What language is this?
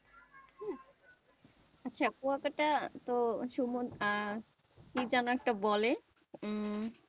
Bangla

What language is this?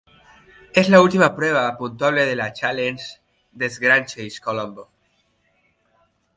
Spanish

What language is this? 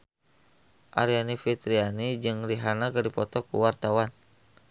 Sundanese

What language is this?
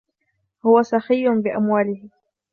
Arabic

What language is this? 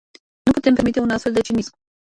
Romanian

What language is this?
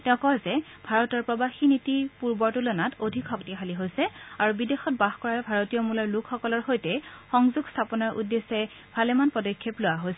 Assamese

